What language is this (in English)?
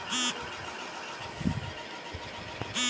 Maithili